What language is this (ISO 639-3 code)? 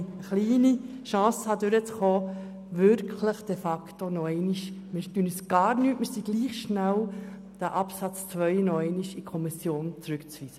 gsw